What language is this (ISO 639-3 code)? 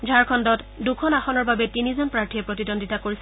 asm